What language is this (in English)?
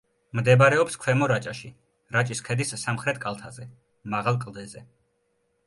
Georgian